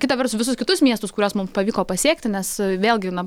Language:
Lithuanian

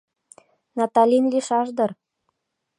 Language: Mari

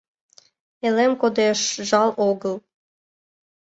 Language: Mari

